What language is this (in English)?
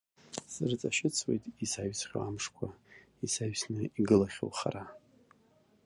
Abkhazian